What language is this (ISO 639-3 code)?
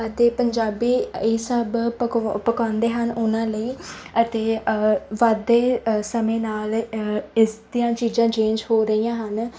pan